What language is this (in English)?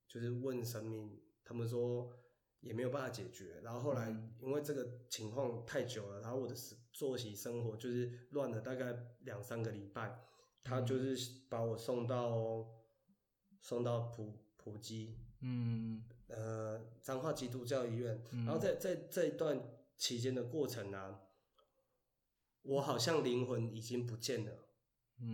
Chinese